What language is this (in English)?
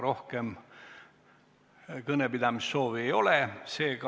Estonian